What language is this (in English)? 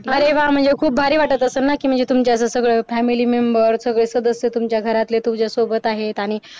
Marathi